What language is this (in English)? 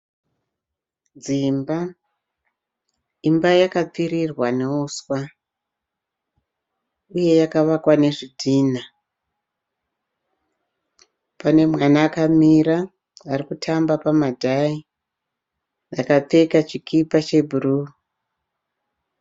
Shona